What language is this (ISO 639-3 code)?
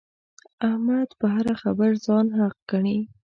pus